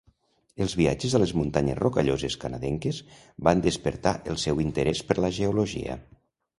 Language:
Catalan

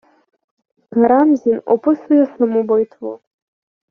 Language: Ukrainian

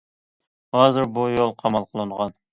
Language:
Uyghur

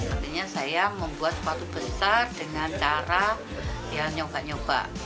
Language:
Indonesian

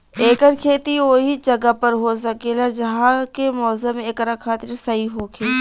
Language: Bhojpuri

